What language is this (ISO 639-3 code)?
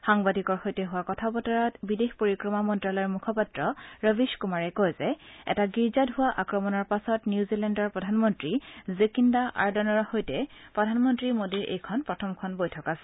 asm